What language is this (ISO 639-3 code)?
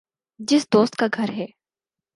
urd